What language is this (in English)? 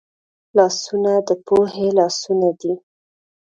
Pashto